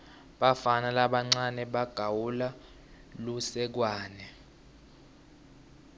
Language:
Swati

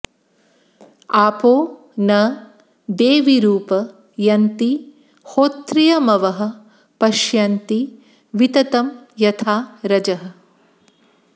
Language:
Sanskrit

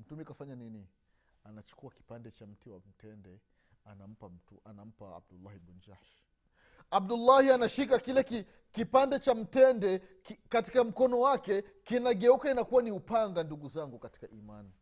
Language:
Swahili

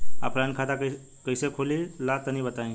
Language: Bhojpuri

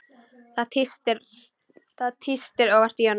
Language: Icelandic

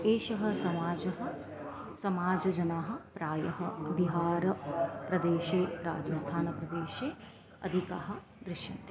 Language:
Sanskrit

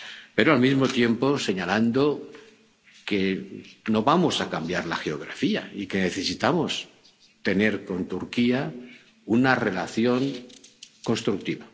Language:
Spanish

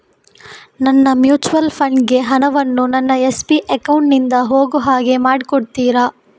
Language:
Kannada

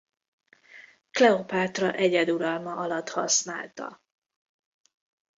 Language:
Hungarian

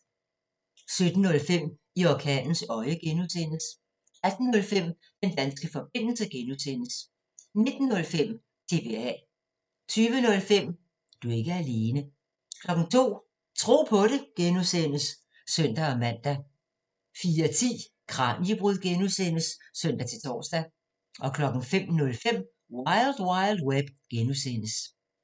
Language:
Danish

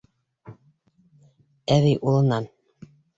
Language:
Bashkir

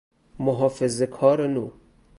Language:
Persian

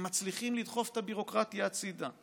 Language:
Hebrew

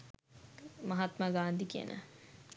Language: Sinhala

